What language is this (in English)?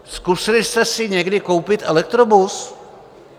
Czech